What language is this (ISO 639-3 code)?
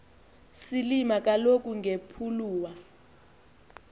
xho